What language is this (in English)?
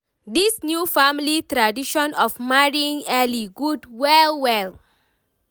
Nigerian Pidgin